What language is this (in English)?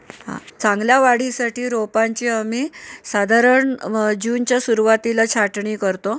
Marathi